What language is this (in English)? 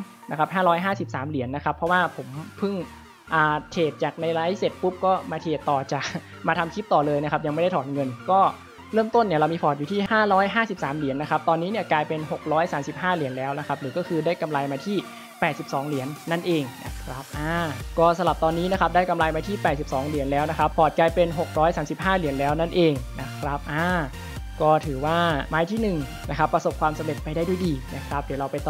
Thai